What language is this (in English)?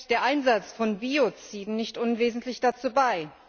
German